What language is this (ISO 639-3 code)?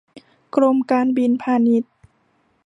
tha